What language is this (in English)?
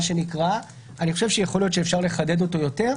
Hebrew